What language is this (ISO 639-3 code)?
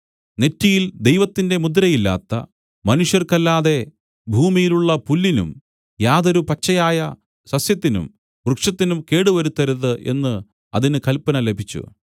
mal